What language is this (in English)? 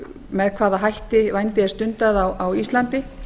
Icelandic